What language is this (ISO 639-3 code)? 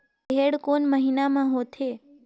hne